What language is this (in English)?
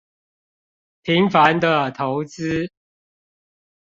Chinese